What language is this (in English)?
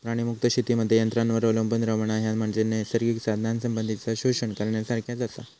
Marathi